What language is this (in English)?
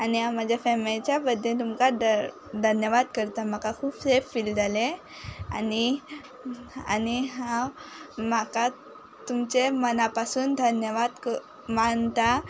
Konkani